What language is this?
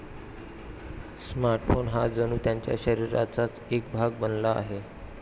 Marathi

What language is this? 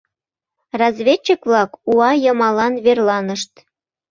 Mari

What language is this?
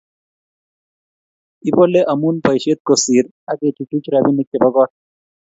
Kalenjin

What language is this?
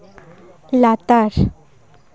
Santali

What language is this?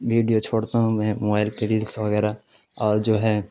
Urdu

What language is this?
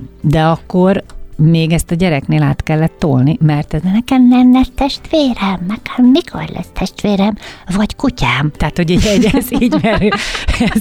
Hungarian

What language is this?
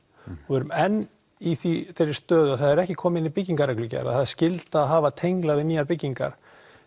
Icelandic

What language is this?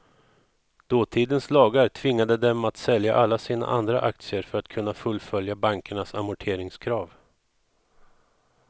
Swedish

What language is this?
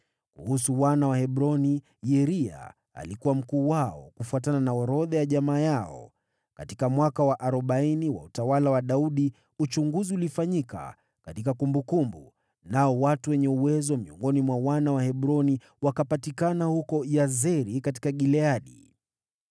Swahili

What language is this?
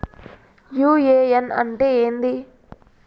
Telugu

